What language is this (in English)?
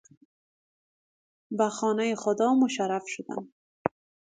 Persian